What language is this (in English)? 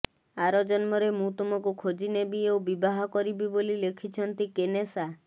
Odia